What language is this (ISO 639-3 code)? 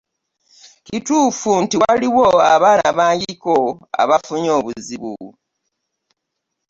lug